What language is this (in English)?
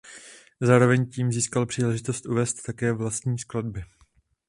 Czech